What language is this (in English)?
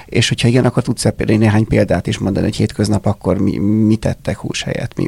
Hungarian